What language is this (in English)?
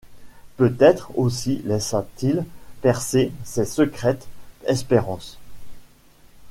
French